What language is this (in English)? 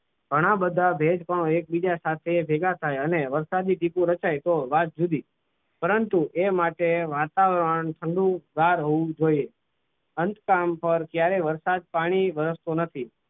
Gujarati